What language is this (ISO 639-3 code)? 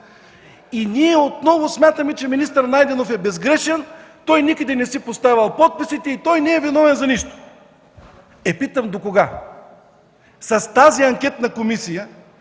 bul